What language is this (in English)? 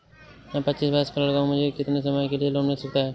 Hindi